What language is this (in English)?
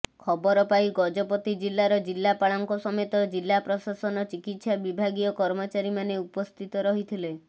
Odia